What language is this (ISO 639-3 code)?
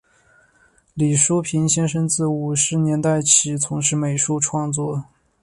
zho